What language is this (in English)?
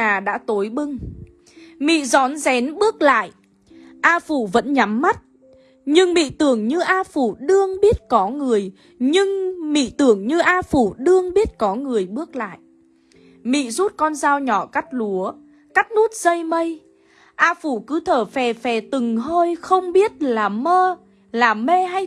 Vietnamese